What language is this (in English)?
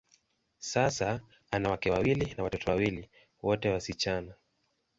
Swahili